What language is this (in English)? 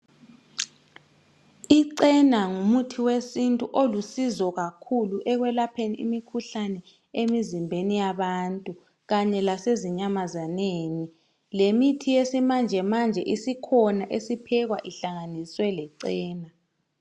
North Ndebele